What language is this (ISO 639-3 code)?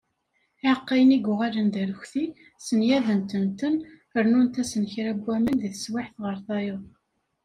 kab